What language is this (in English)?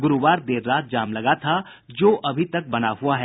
Hindi